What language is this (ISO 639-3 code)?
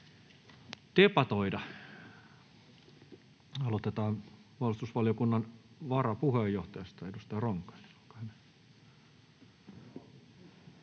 fin